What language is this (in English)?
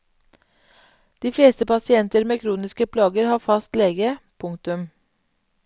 Norwegian